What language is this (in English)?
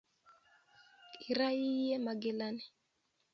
Kalenjin